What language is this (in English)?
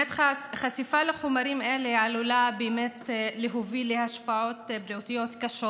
Hebrew